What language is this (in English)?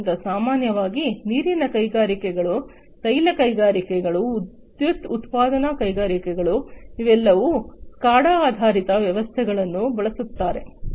Kannada